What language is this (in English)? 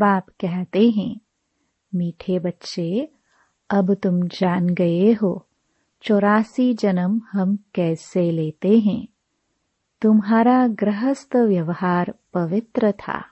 Hindi